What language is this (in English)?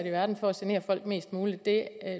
Danish